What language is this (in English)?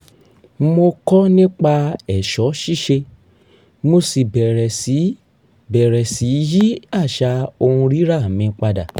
Yoruba